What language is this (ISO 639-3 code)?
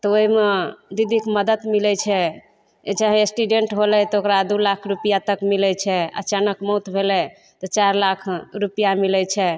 mai